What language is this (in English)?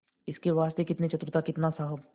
Hindi